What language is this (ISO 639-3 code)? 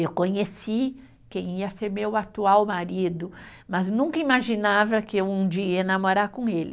por